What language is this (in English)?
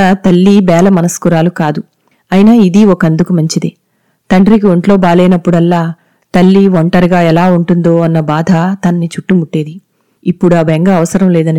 Telugu